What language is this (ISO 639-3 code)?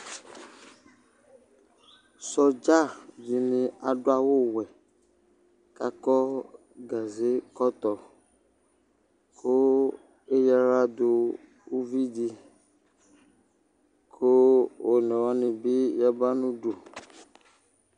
kpo